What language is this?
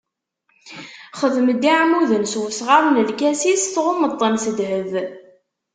Kabyle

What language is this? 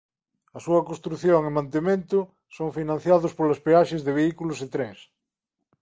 Galician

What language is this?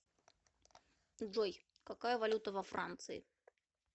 Russian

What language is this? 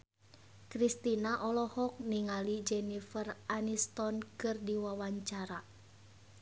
Sundanese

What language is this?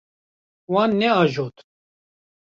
Kurdish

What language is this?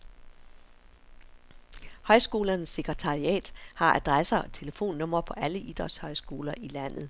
Danish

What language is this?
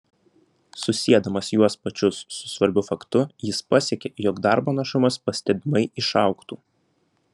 Lithuanian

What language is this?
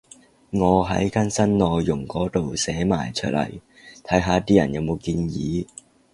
Cantonese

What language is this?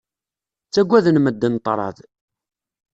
Kabyle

